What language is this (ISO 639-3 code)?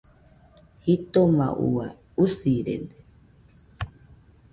hux